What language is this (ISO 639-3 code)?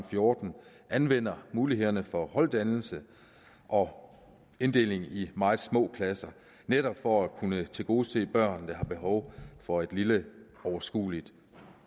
dan